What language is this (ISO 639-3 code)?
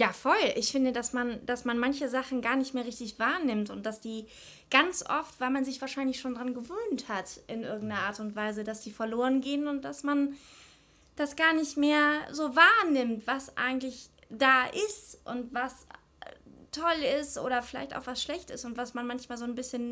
deu